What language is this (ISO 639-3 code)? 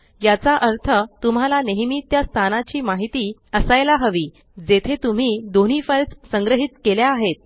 mar